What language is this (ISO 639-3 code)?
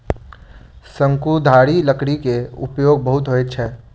mai